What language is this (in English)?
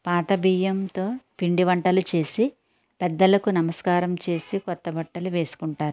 Telugu